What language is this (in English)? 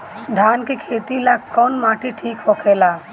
Bhojpuri